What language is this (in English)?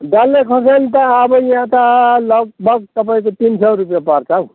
Nepali